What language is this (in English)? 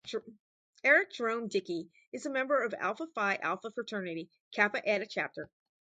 English